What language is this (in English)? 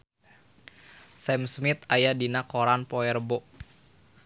Sundanese